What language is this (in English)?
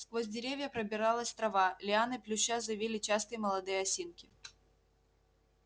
Russian